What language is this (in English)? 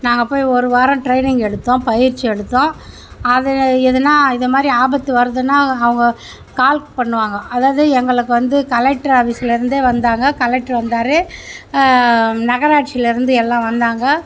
Tamil